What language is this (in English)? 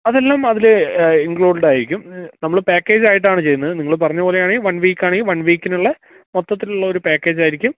Malayalam